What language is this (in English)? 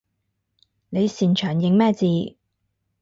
Cantonese